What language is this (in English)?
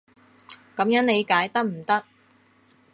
Cantonese